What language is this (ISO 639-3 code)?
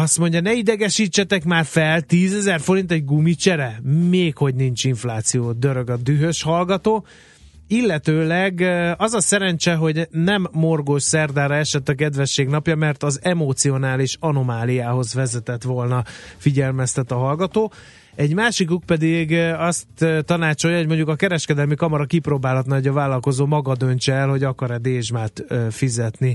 hun